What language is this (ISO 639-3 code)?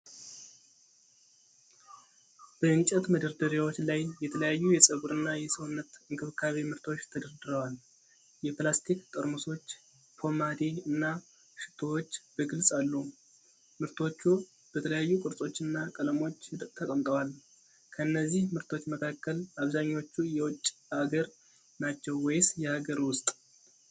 amh